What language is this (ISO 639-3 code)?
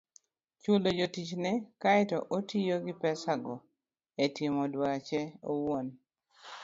luo